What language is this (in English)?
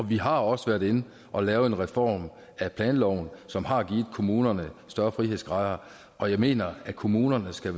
Danish